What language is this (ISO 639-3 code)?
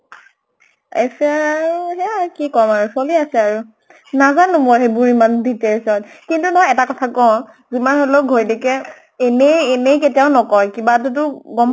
asm